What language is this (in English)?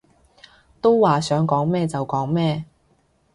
Cantonese